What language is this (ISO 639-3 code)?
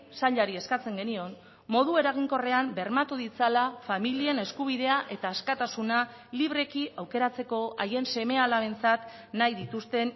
eus